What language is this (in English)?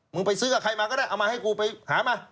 Thai